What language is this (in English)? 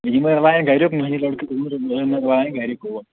Kashmiri